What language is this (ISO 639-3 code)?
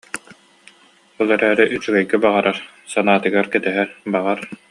sah